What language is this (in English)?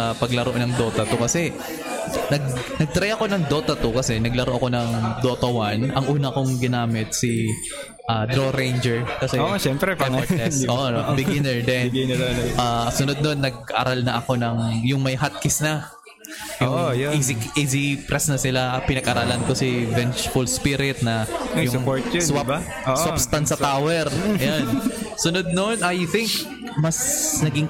Filipino